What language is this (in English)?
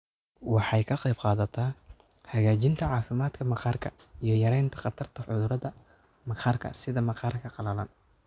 Somali